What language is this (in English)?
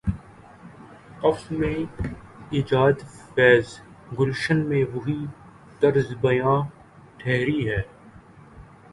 Urdu